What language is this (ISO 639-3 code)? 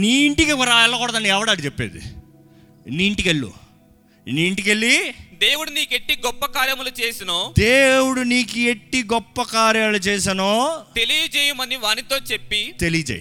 tel